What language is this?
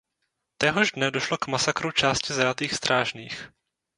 Czech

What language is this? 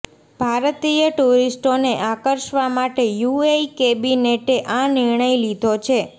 Gujarati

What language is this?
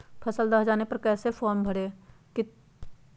Magahi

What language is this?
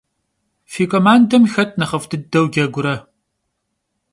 Kabardian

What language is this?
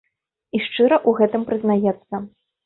Belarusian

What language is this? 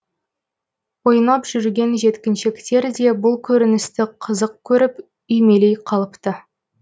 Kazakh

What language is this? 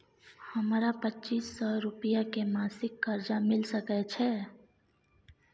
Maithili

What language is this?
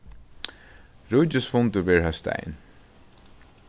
Faroese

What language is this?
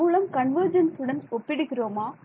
Tamil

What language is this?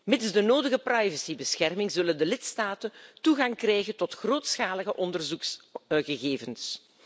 Dutch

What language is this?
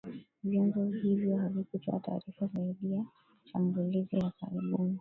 Swahili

